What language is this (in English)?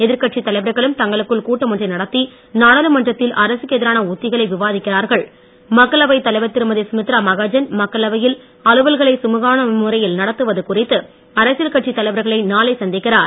Tamil